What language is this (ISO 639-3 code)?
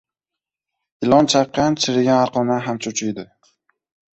uzb